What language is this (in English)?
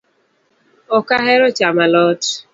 Luo (Kenya and Tanzania)